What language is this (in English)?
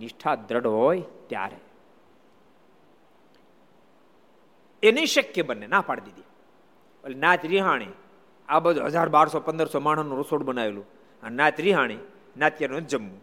Gujarati